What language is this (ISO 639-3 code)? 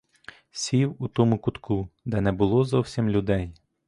ukr